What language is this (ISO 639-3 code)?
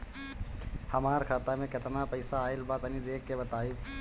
bho